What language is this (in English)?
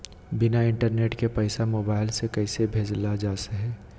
Magahi